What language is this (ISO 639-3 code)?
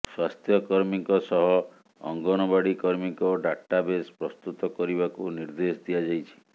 ori